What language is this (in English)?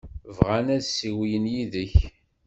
Kabyle